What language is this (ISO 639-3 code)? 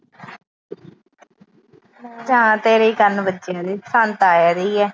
pan